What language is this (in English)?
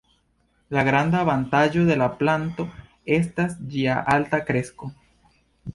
Esperanto